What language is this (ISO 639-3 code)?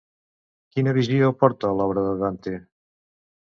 cat